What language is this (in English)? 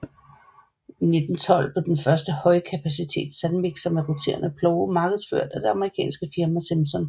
Danish